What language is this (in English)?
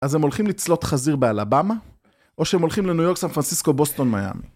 Hebrew